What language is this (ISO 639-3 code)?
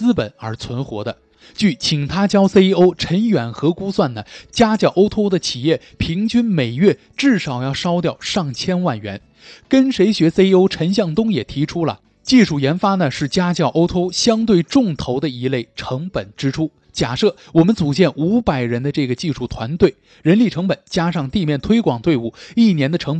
zho